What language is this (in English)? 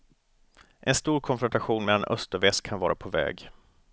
Swedish